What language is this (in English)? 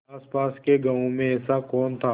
Hindi